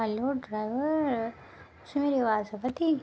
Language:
Dogri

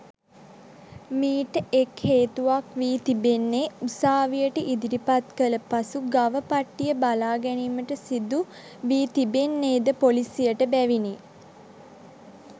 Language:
Sinhala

